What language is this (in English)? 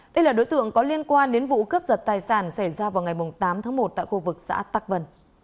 Vietnamese